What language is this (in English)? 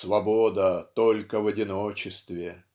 Russian